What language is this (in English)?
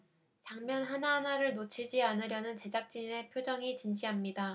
Korean